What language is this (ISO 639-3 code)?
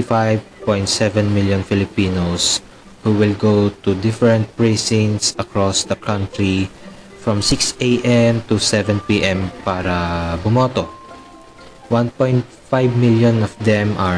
fil